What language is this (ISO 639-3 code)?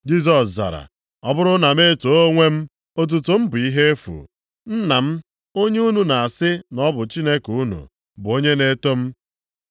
ibo